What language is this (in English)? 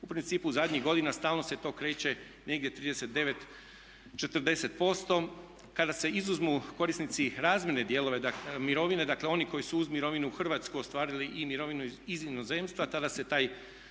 Croatian